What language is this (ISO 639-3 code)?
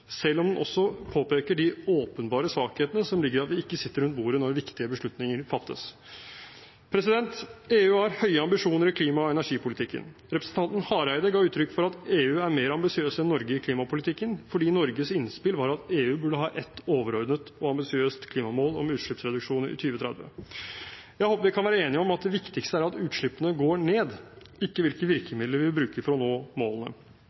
nob